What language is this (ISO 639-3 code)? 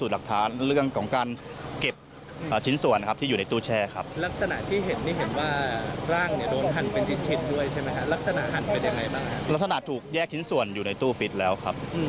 tha